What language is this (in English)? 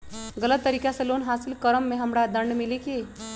Magahi